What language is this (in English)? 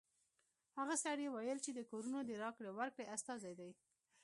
Pashto